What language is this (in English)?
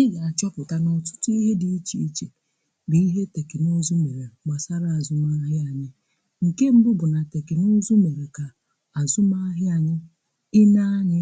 Igbo